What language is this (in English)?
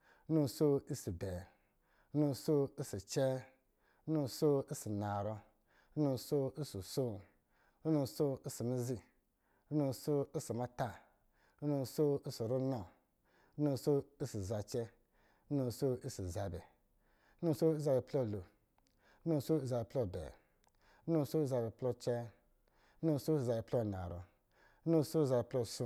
Lijili